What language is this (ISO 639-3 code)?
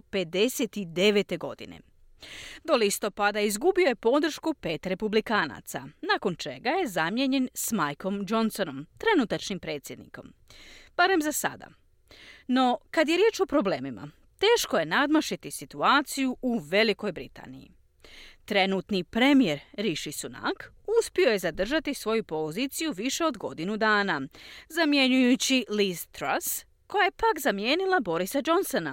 hrv